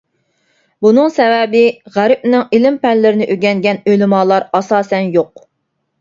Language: Uyghur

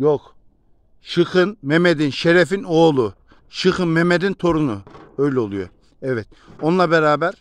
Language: Turkish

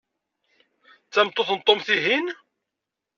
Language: Kabyle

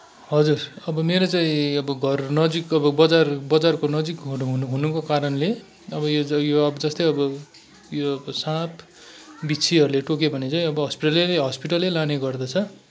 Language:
Nepali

